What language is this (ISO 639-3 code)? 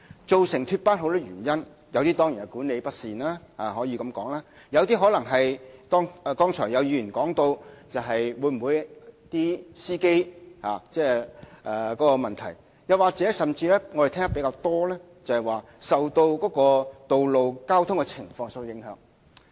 yue